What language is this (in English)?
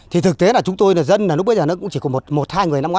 Vietnamese